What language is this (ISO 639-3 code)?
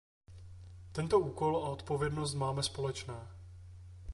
ces